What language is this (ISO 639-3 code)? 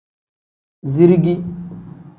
kdh